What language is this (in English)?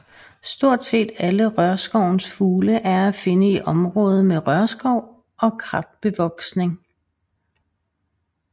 Danish